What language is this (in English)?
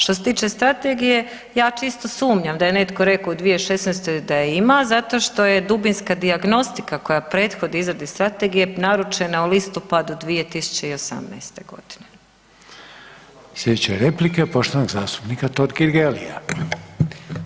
Croatian